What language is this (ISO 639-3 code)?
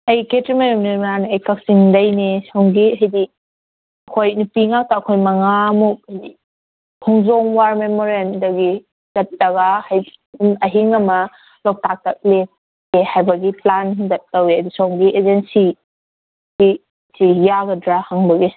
mni